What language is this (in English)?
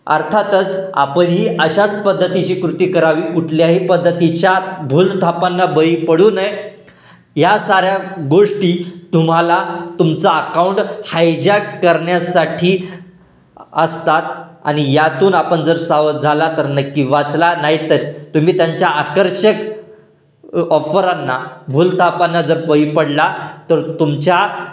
Marathi